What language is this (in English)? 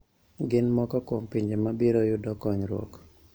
Luo (Kenya and Tanzania)